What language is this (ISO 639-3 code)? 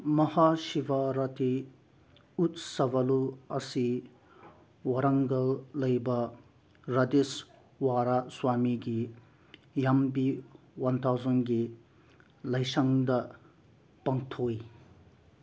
mni